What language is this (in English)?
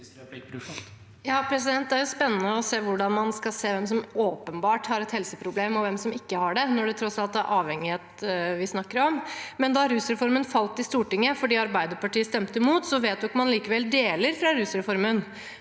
Norwegian